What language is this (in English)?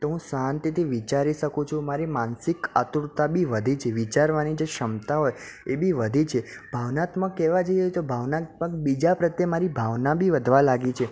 Gujarati